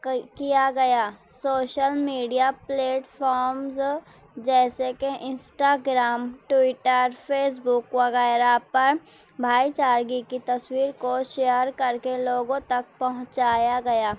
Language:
Urdu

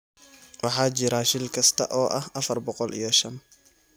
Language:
Somali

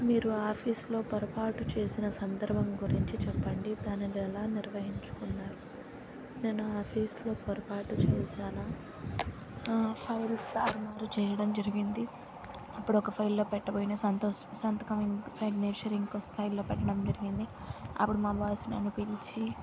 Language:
Telugu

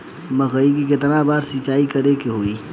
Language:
Bhojpuri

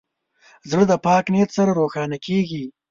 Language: Pashto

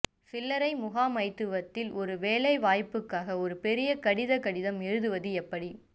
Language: Tamil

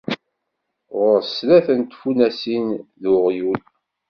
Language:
Kabyle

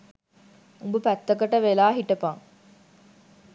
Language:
Sinhala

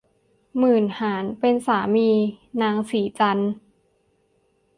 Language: Thai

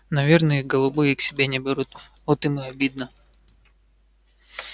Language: Russian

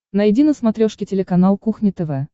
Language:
Russian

